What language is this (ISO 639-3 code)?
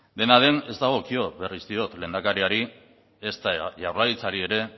eus